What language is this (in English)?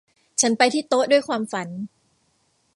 Thai